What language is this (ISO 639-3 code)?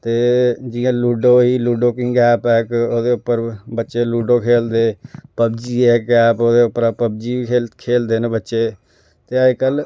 doi